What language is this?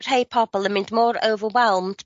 Welsh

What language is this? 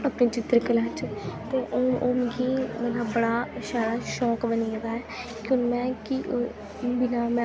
Dogri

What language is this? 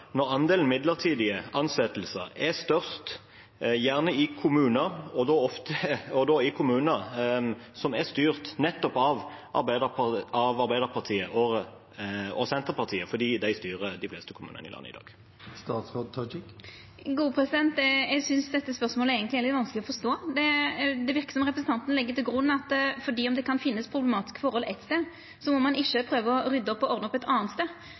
Norwegian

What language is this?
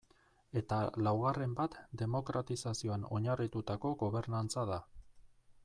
Basque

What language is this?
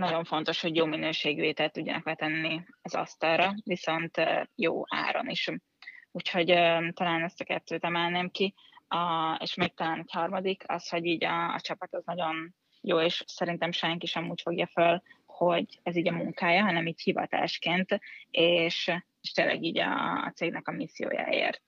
Hungarian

